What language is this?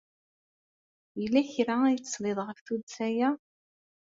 Kabyle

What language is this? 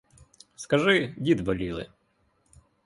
Ukrainian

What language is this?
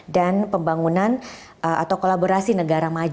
Indonesian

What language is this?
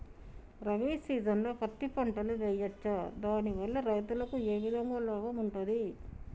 Telugu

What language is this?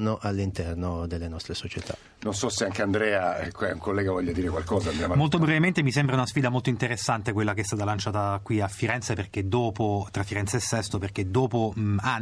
Italian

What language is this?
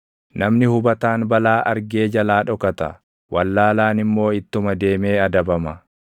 Oromo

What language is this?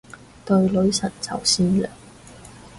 Cantonese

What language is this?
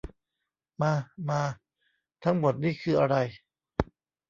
Thai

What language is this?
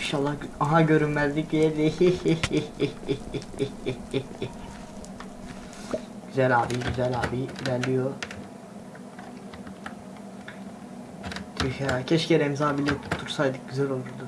Turkish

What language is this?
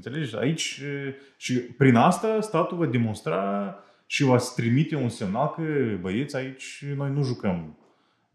Romanian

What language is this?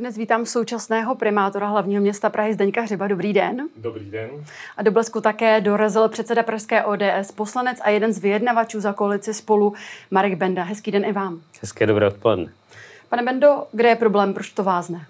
Czech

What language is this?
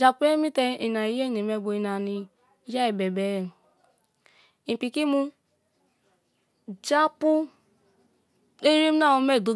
Kalabari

